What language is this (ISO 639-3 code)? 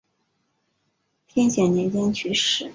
zho